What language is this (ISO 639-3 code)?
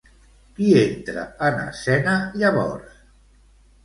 cat